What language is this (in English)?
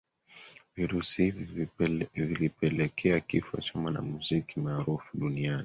Swahili